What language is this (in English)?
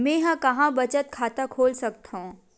Chhattisgarhi